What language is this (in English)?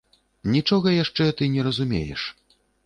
Belarusian